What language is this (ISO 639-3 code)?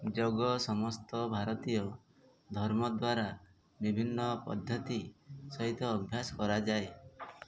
ori